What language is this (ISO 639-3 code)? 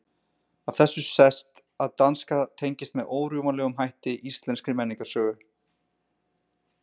isl